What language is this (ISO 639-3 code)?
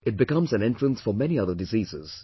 eng